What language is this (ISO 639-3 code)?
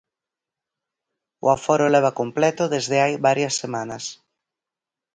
glg